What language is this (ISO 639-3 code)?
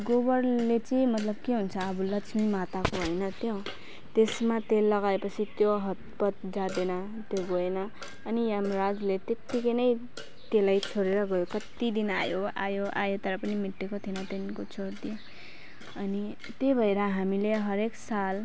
nep